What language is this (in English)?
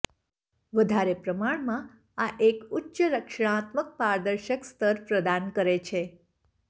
Gujarati